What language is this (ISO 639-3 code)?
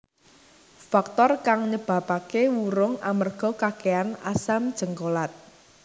jav